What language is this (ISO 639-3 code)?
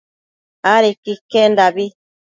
mcf